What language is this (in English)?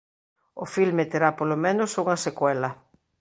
Galician